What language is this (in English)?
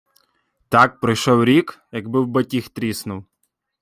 Ukrainian